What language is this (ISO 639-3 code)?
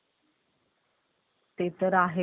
mar